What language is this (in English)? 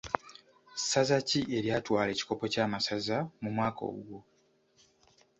Ganda